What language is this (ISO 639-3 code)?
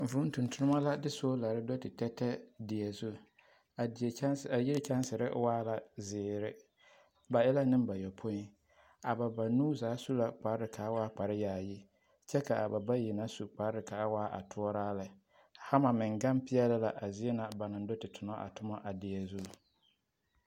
dga